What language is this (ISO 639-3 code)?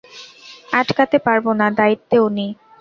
ben